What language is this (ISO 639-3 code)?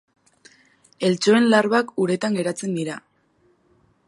eus